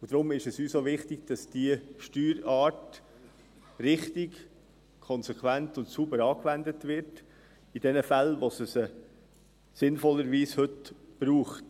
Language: Swiss German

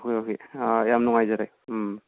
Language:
Manipuri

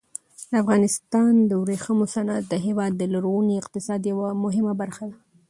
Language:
Pashto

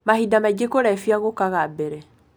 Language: Kikuyu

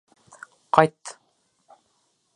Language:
Bashkir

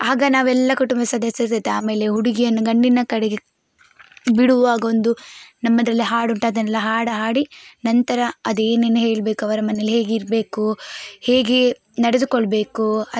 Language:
Kannada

